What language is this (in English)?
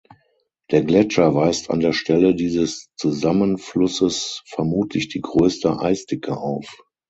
German